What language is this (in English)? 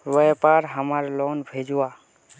Magahi